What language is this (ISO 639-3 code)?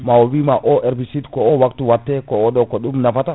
ful